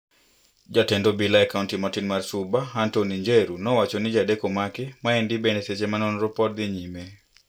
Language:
Luo (Kenya and Tanzania)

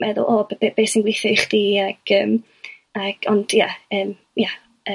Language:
Welsh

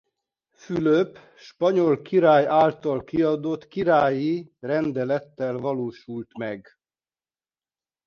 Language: Hungarian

